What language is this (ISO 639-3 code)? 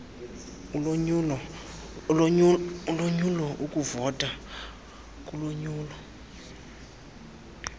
xho